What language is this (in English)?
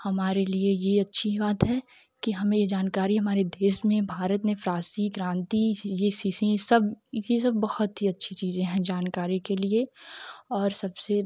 Hindi